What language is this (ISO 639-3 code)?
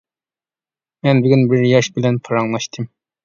uig